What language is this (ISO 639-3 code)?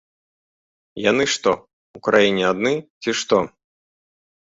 bel